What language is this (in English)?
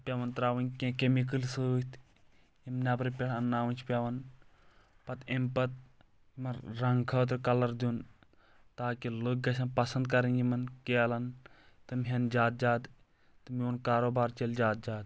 Kashmiri